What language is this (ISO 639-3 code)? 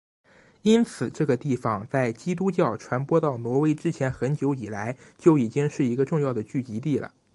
zho